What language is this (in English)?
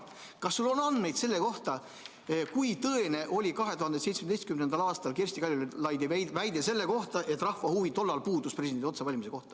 Estonian